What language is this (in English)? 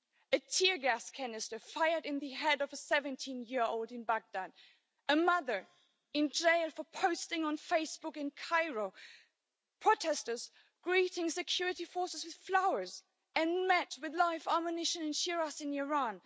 English